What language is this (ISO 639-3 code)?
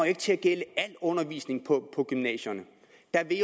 dan